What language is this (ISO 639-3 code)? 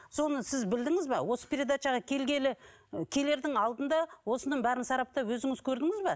kaz